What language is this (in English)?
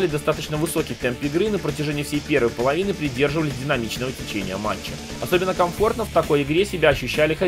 Russian